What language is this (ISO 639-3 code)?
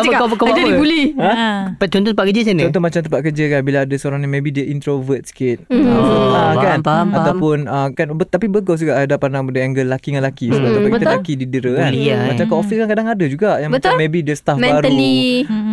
msa